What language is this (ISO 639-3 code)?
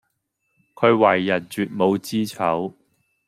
yue